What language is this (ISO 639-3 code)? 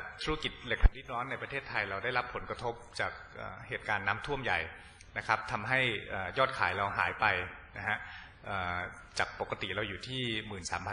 tha